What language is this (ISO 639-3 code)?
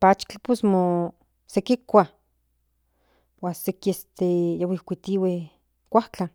nhn